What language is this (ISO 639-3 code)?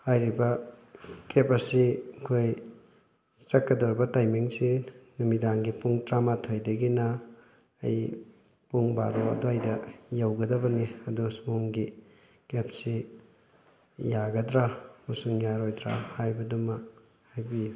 mni